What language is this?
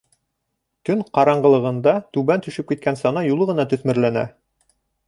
Bashkir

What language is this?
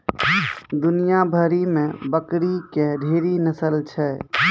Maithili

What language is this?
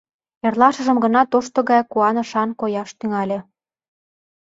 Mari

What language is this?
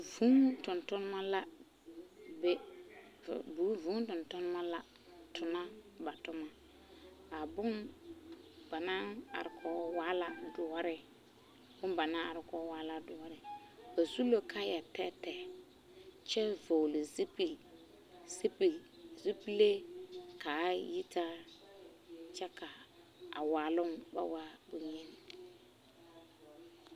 Southern Dagaare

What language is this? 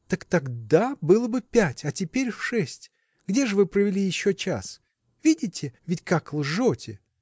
Russian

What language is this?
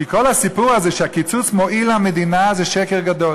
Hebrew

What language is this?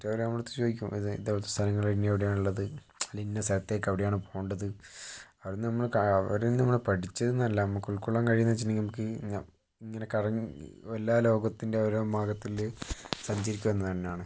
Malayalam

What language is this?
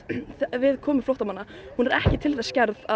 Icelandic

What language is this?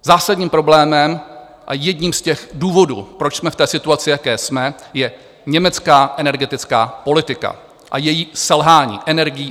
Czech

